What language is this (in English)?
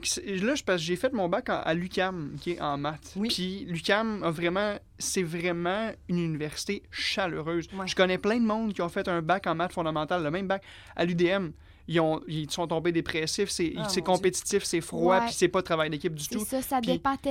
French